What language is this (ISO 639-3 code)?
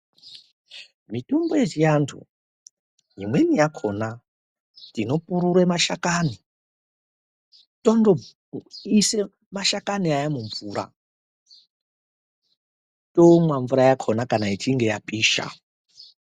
ndc